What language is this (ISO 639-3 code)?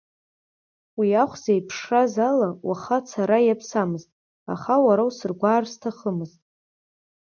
abk